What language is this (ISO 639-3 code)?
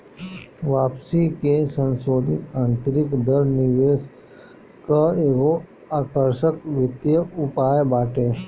bho